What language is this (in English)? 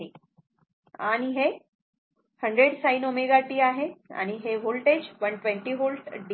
Marathi